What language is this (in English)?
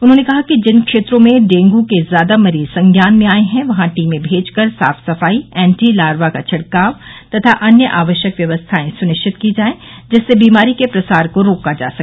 Hindi